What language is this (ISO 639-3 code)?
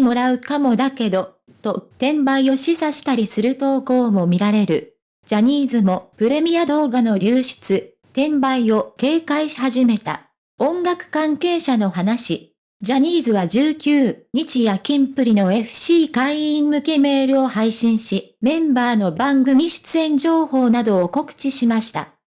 jpn